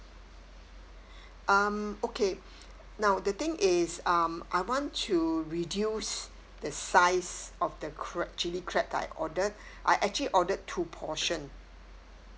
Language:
English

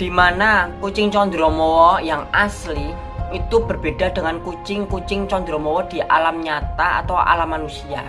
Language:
Indonesian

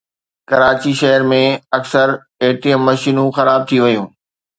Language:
Sindhi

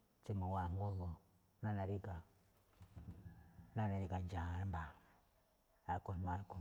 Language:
Malinaltepec Me'phaa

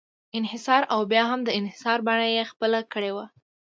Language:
Pashto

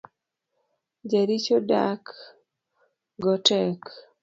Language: Luo (Kenya and Tanzania)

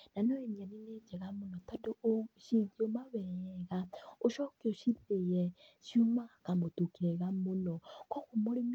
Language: Kikuyu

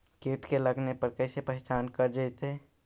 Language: Magahi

